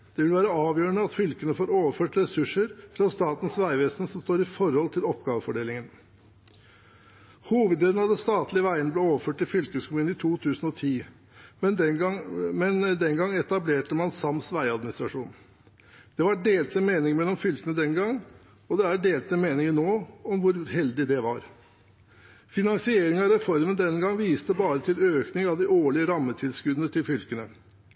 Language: Norwegian Bokmål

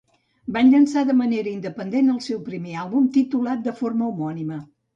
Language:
Catalan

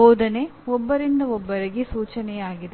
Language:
Kannada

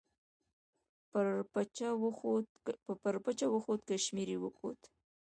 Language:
Pashto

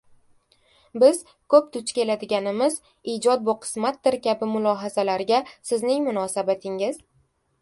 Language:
Uzbek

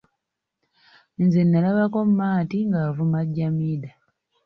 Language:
Ganda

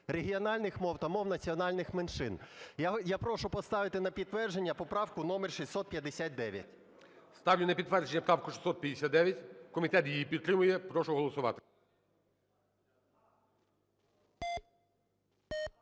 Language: Ukrainian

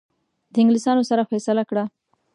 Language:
Pashto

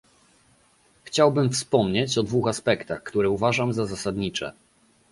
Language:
Polish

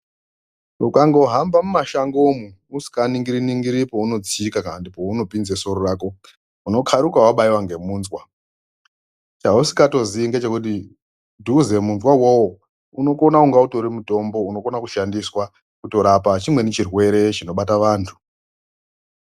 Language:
Ndau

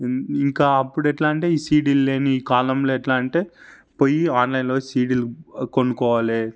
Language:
Telugu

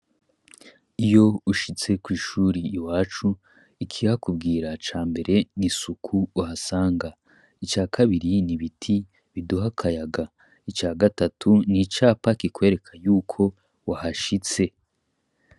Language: Rundi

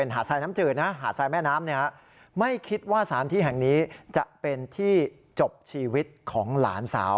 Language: Thai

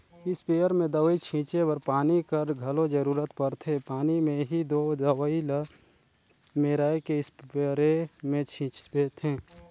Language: Chhattisgarhi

